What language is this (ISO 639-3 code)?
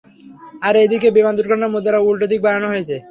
ben